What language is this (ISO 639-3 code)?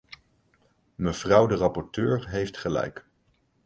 nld